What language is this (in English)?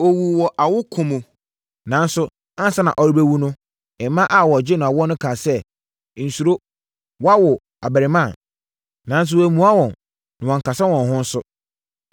Akan